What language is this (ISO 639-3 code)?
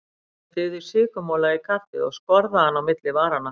isl